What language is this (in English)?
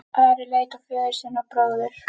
Icelandic